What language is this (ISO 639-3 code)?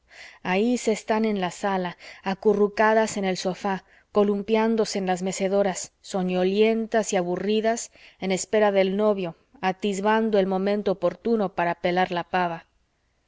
spa